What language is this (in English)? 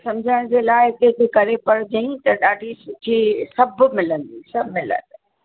Sindhi